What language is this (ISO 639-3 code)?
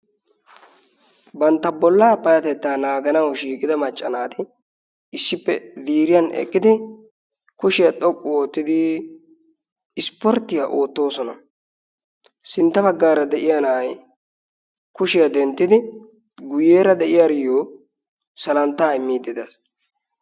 wal